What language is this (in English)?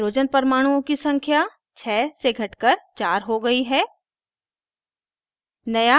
Hindi